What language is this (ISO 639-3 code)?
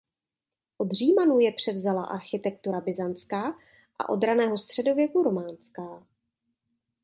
ces